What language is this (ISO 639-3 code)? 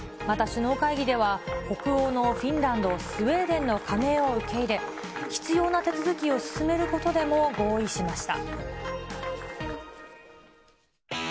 jpn